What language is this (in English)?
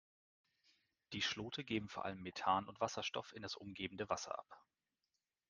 German